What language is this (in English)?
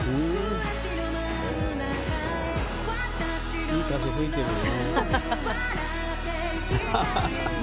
Japanese